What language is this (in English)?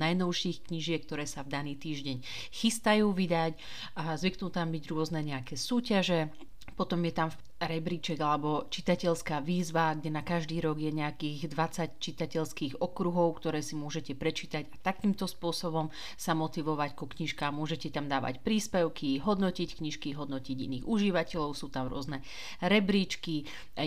Slovak